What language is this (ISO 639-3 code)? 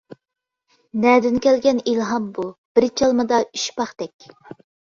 uig